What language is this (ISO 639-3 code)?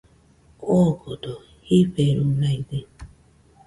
hux